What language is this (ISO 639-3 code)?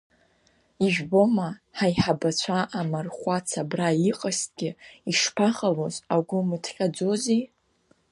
abk